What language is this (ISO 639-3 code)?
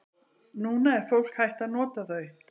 isl